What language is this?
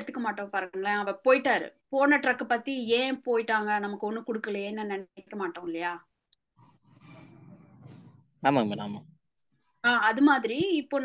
Tamil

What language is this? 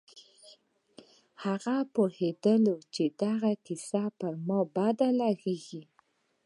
Pashto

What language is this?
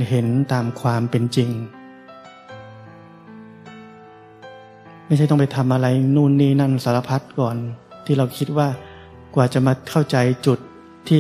Thai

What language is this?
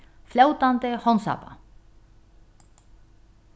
Faroese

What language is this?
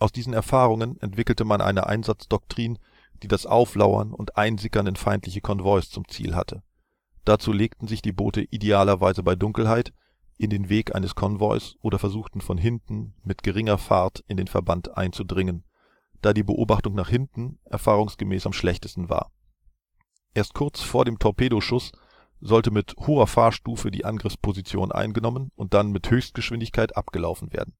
German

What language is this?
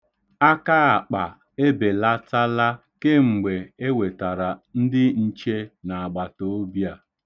Igbo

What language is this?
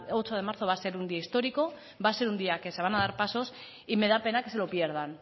Spanish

